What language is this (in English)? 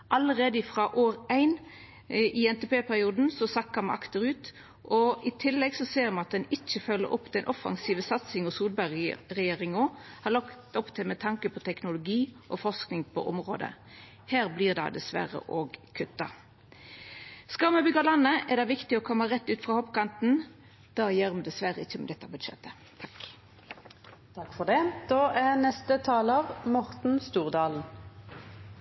Norwegian